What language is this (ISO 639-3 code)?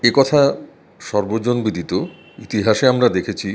ben